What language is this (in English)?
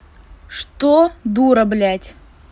Russian